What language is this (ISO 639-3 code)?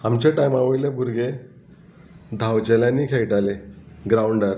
kok